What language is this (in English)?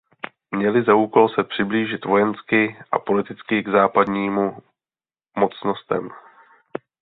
Czech